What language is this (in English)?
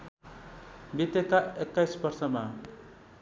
Nepali